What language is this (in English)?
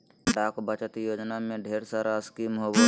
Magahi